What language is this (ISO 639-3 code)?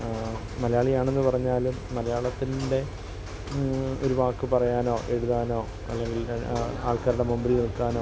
mal